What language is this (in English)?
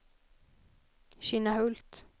Swedish